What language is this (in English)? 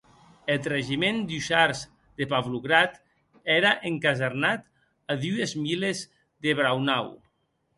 Occitan